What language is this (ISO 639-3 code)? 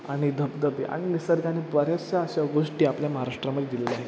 mar